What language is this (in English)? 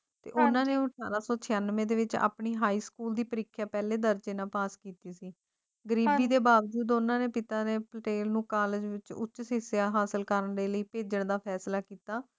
Punjabi